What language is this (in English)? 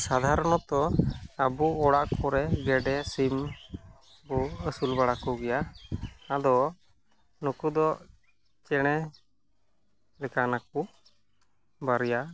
Santali